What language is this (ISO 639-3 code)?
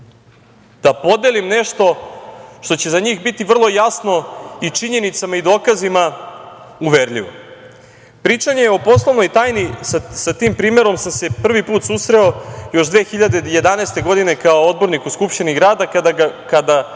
srp